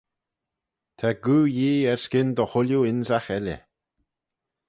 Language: Manx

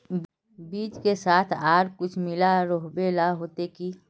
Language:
Magahi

